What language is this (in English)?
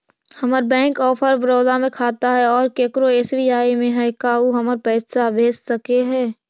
Magahi